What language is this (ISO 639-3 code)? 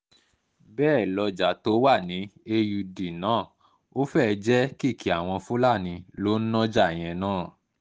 yor